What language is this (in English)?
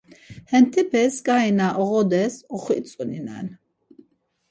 Laz